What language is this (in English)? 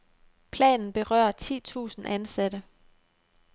Danish